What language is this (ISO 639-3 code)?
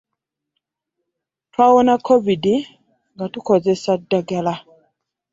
lug